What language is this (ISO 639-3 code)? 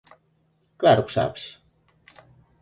glg